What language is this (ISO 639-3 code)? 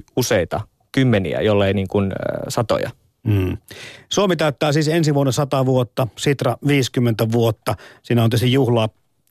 fin